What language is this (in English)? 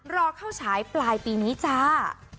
Thai